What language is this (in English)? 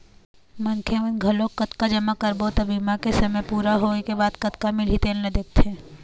Chhattisgarhi